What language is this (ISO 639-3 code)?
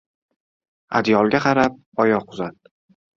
uzb